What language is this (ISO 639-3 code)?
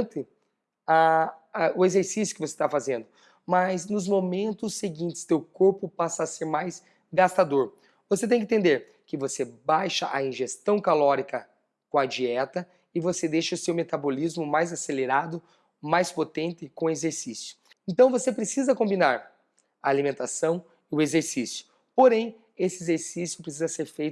por